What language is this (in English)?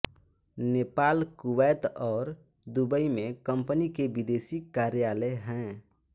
Hindi